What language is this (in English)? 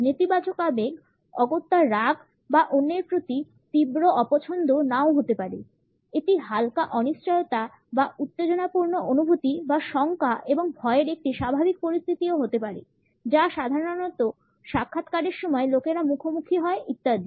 Bangla